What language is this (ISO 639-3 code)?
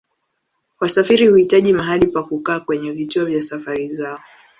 swa